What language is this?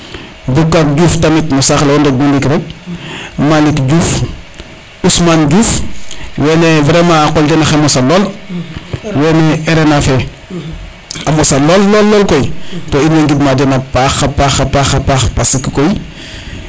Serer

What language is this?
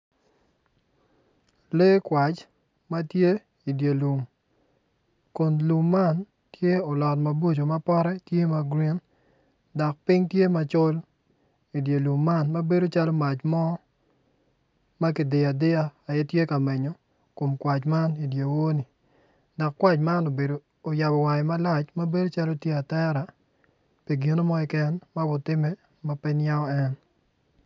Acoli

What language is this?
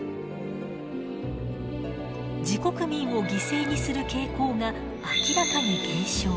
Japanese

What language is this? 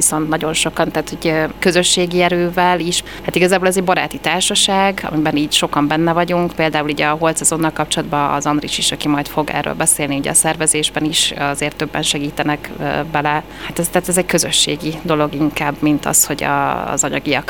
Hungarian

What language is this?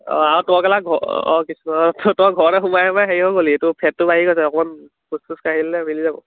Assamese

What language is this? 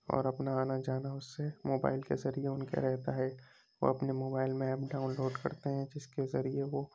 Urdu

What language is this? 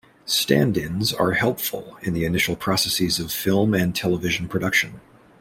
English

